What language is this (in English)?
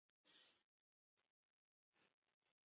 Chinese